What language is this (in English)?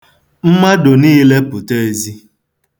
Igbo